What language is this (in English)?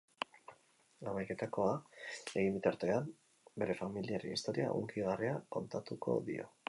Basque